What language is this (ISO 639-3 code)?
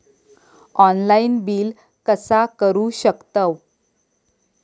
mar